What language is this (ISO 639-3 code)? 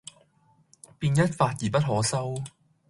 yue